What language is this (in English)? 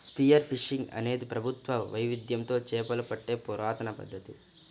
Telugu